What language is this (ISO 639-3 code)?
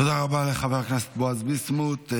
heb